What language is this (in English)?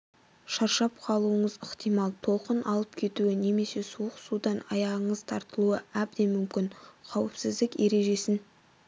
Kazakh